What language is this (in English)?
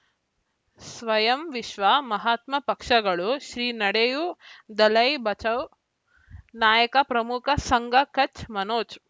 Kannada